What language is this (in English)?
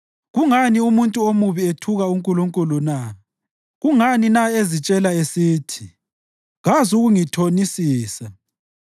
North Ndebele